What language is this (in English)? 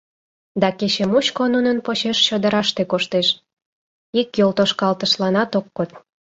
Mari